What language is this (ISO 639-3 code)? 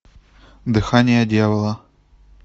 rus